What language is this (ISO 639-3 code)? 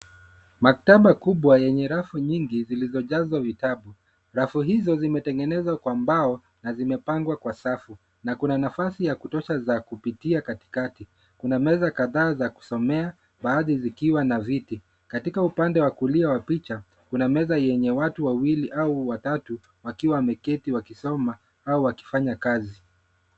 swa